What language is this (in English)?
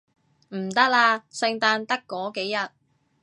Cantonese